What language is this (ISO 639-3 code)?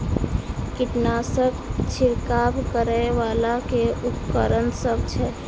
mai